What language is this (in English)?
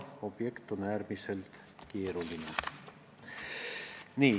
Estonian